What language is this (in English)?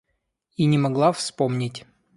Russian